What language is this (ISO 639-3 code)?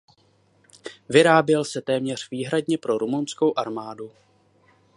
ces